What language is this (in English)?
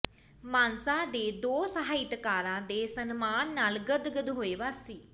Punjabi